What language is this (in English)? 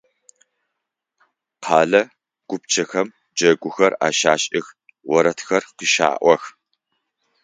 Adyghe